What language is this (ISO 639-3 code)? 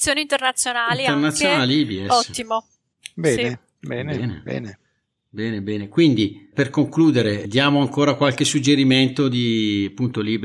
ita